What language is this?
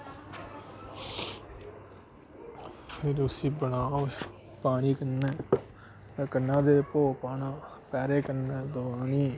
Dogri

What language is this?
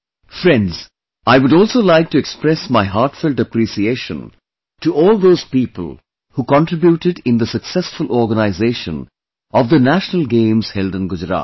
English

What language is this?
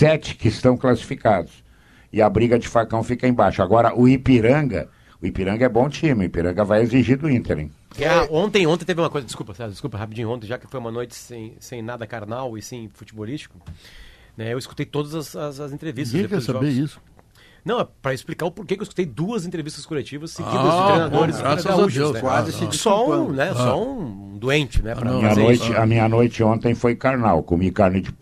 Portuguese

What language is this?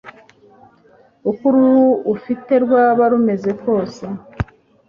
Kinyarwanda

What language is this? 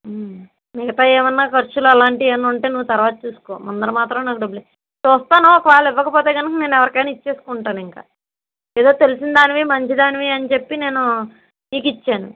Telugu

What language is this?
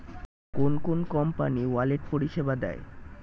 Bangla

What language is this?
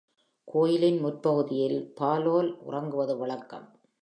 Tamil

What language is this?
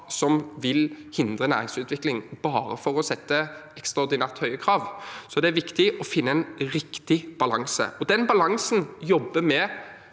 Norwegian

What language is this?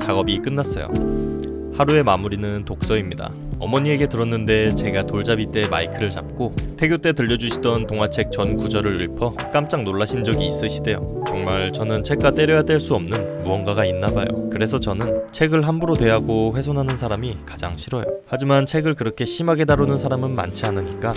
Korean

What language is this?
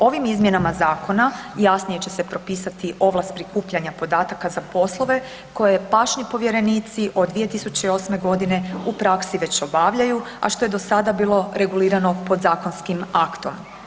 Croatian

